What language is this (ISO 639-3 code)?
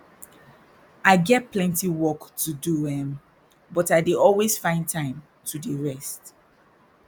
pcm